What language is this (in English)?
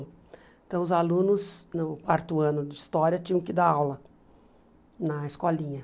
Portuguese